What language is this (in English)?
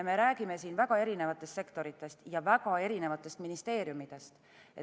Estonian